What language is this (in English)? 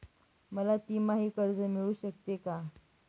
Marathi